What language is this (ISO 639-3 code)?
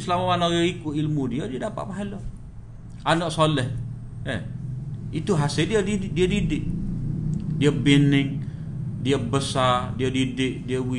msa